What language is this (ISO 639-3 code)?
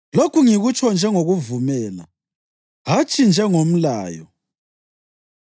nde